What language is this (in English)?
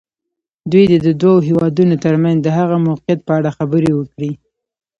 Pashto